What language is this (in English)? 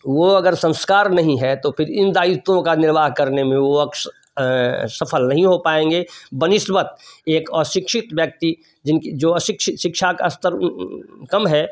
Hindi